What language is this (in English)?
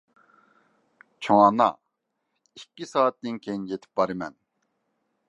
Uyghur